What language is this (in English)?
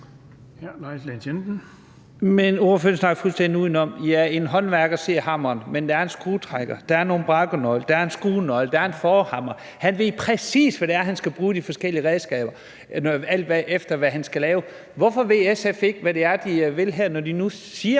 Danish